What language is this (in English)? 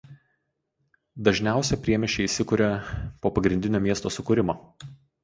Lithuanian